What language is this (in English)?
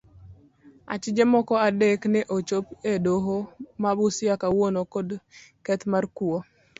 Luo (Kenya and Tanzania)